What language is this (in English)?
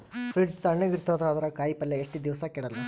Kannada